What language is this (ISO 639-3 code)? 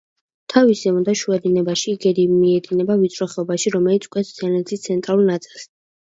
kat